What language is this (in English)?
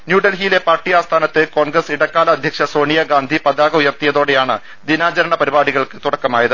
Malayalam